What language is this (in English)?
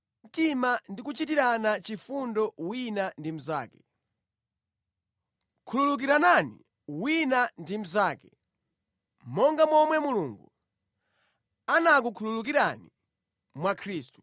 Nyanja